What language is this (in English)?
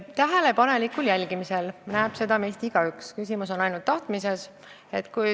Estonian